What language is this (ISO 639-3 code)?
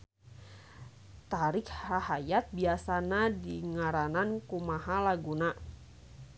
sun